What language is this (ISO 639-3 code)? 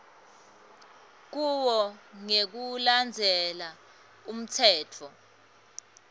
ssw